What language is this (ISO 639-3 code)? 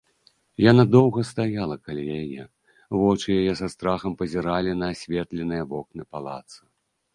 bel